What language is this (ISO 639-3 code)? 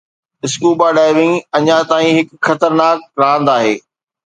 snd